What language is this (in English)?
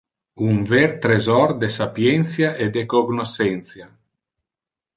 Interlingua